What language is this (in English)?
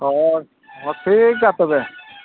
Santali